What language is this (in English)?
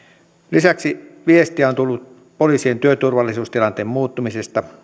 Finnish